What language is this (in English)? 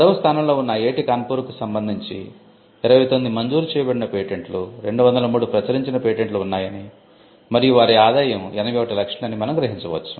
Telugu